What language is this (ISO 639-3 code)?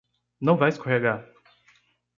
por